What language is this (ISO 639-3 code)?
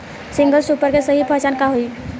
bho